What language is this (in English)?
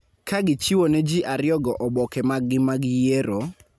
Luo (Kenya and Tanzania)